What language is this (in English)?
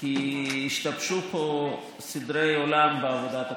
Hebrew